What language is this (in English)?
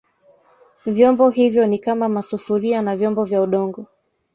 Swahili